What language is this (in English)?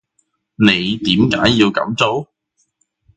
Cantonese